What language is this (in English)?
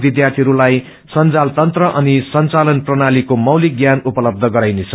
Nepali